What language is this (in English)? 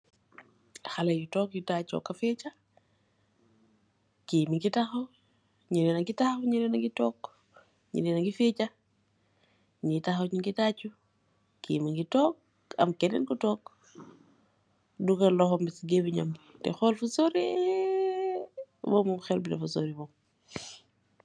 Wolof